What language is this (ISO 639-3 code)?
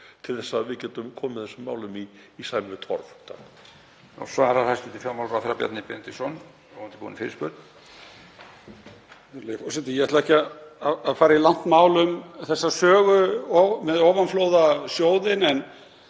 isl